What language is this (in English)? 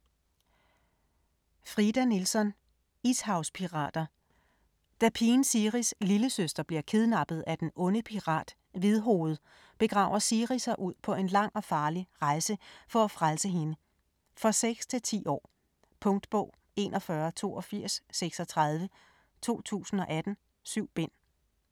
Danish